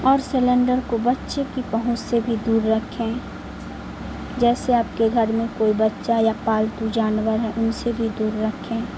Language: Urdu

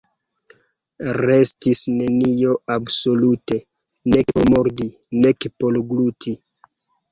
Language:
Esperanto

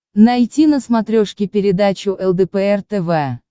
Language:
Russian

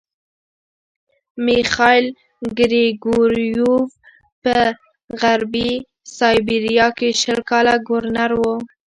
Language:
Pashto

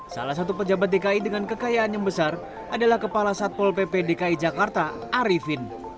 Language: Indonesian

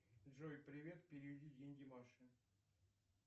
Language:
Russian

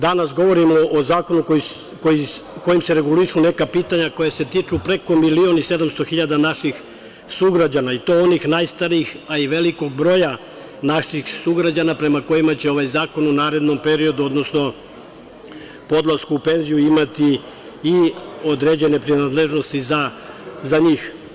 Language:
Serbian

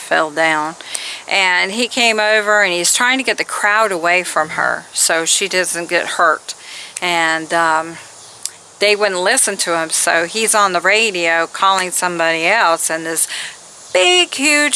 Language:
English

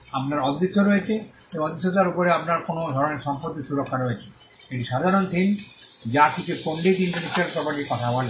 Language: Bangla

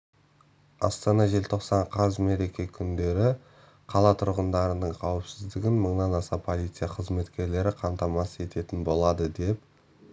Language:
Kazakh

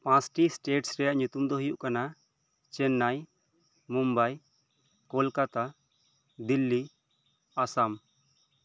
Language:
Santali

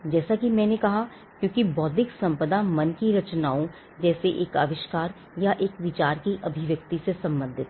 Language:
Hindi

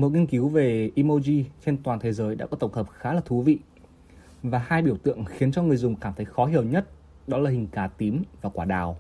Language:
Vietnamese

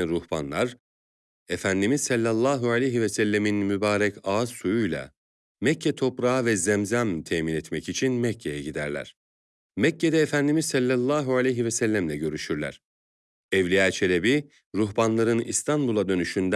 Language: Turkish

